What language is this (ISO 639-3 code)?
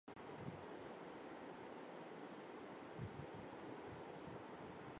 urd